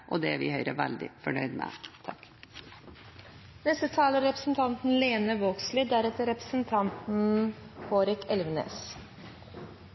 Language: Norwegian Bokmål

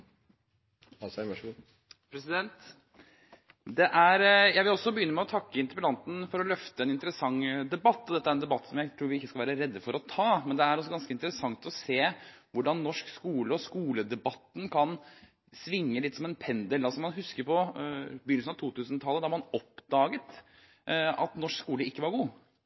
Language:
Norwegian Bokmål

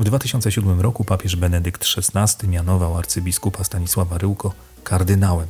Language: Polish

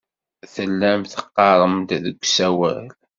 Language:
Kabyle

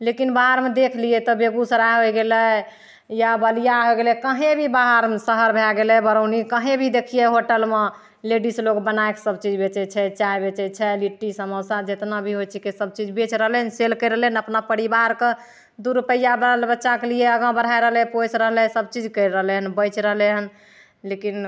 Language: Maithili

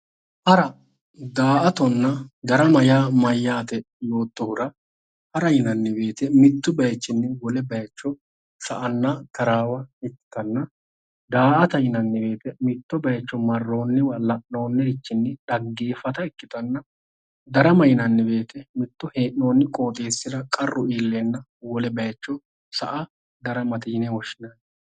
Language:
Sidamo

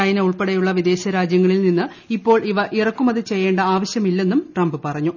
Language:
Malayalam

